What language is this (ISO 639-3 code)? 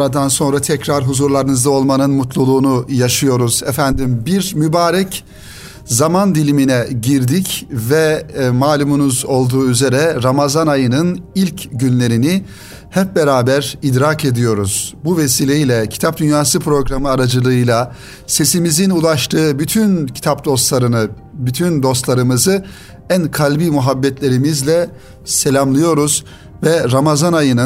tur